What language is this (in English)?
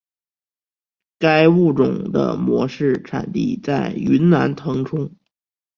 Chinese